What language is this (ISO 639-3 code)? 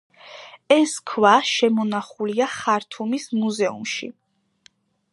kat